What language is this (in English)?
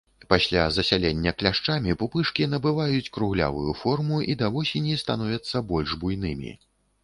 Belarusian